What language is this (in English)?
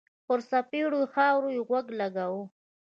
Pashto